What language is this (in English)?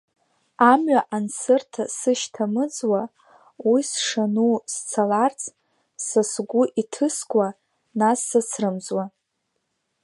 Abkhazian